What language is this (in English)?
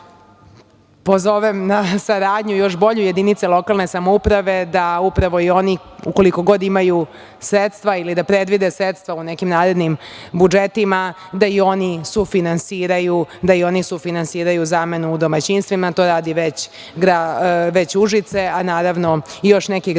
Serbian